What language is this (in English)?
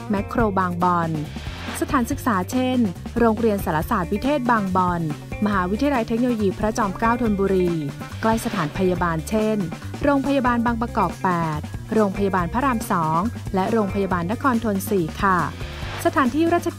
Thai